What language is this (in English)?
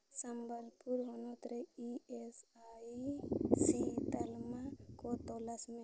Santali